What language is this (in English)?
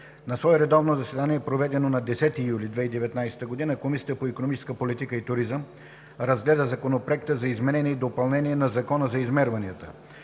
Bulgarian